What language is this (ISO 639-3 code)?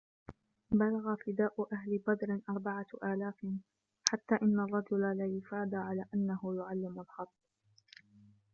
ara